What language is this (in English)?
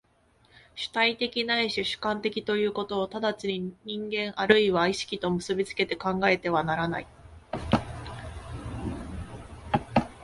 Japanese